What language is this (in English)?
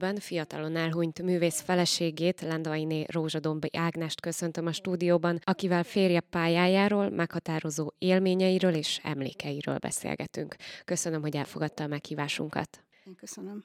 Hungarian